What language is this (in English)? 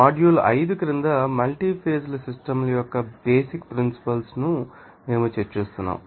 Telugu